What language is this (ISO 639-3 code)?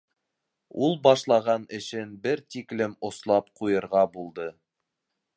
bak